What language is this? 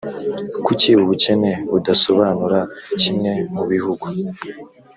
Kinyarwanda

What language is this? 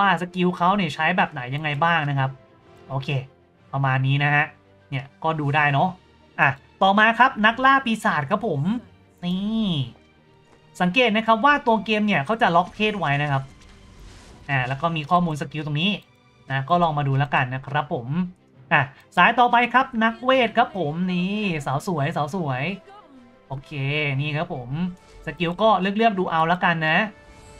Thai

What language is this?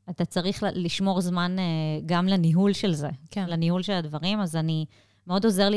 Hebrew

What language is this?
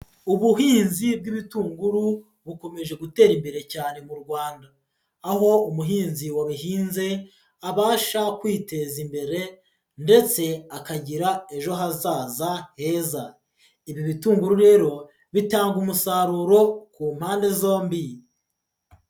Kinyarwanda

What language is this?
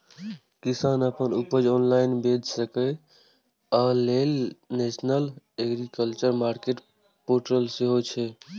Maithili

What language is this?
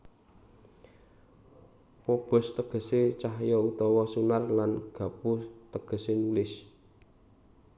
Javanese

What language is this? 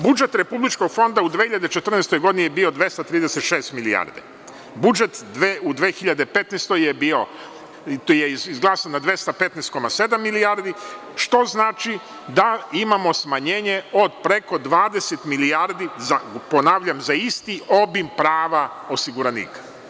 Serbian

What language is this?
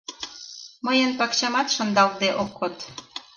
Mari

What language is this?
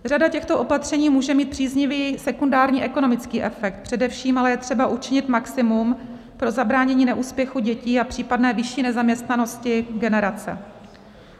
Czech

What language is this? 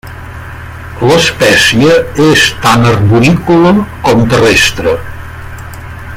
Catalan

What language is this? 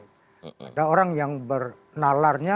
Indonesian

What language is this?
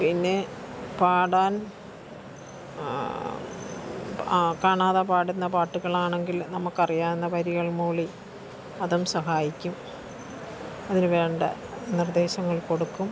Malayalam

